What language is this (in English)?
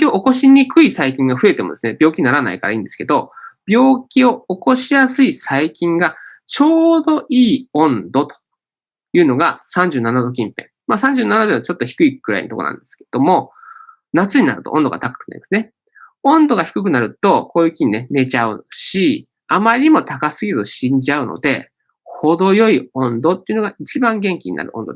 Japanese